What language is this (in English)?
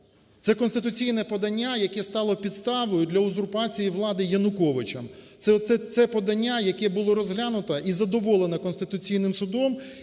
Ukrainian